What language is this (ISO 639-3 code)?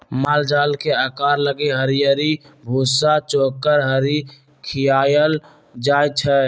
mag